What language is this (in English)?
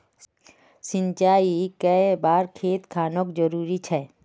Magahi